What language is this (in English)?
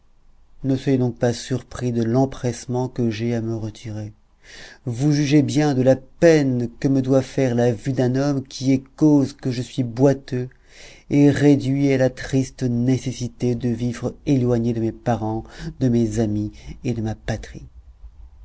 French